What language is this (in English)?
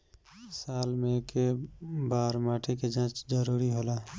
Bhojpuri